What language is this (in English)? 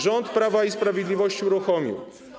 Polish